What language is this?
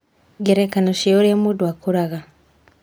Kikuyu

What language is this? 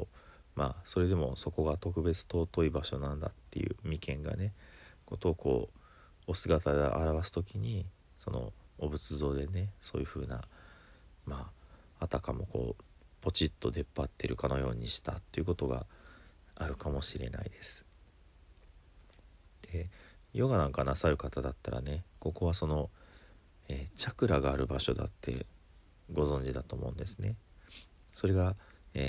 Japanese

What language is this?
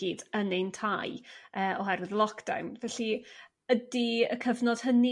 Welsh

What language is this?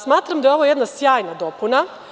Serbian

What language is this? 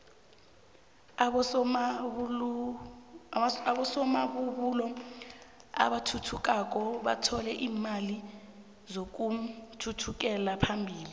South Ndebele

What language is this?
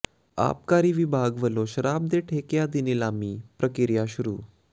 Punjabi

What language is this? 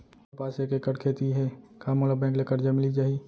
Chhattisgarhi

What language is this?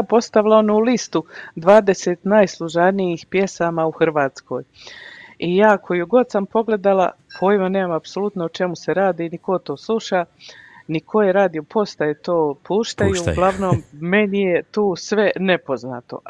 Croatian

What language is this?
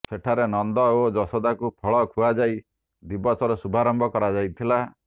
Odia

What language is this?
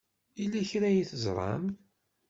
Kabyle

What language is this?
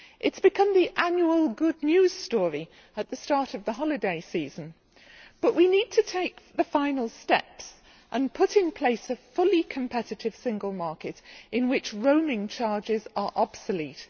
English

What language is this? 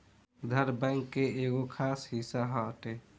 Bhojpuri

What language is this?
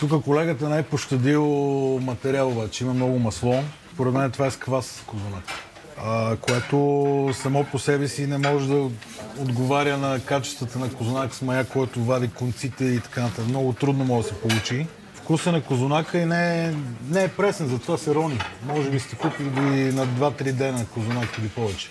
Bulgarian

